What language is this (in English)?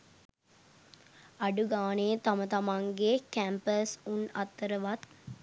Sinhala